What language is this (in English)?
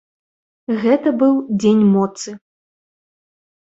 Belarusian